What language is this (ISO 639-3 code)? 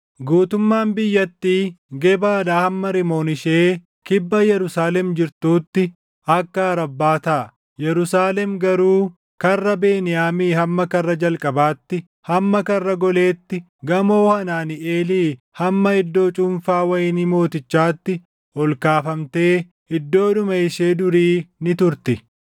orm